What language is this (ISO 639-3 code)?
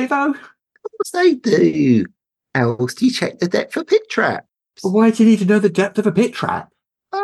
eng